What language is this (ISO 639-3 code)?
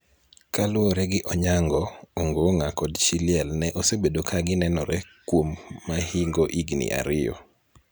luo